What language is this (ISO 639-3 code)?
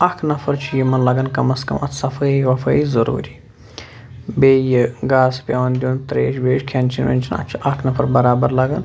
kas